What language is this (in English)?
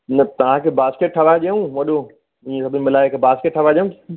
Sindhi